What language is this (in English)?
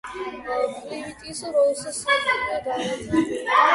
Georgian